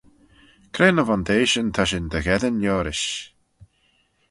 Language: Manx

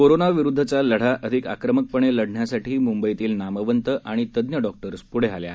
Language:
Marathi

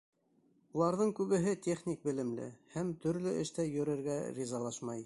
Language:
Bashkir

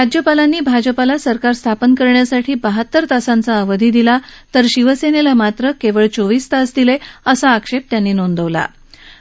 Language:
Marathi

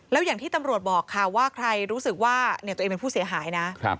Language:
Thai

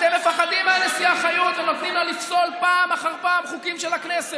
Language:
Hebrew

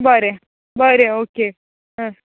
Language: Konkani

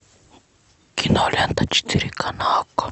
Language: Russian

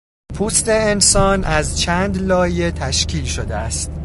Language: Persian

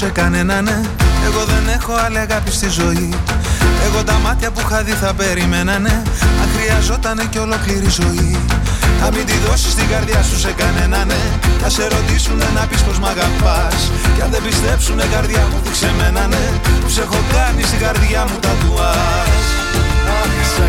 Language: Greek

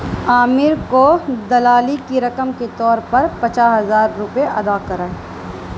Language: Urdu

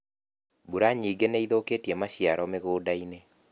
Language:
Kikuyu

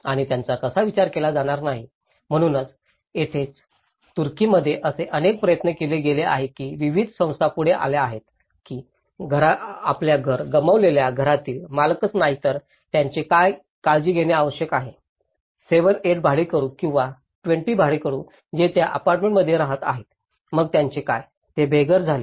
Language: Marathi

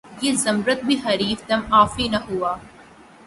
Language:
Urdu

